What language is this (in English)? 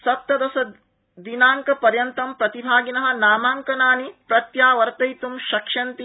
Sanskrit